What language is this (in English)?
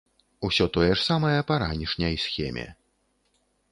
Belarusian